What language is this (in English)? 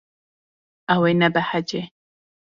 Kurdish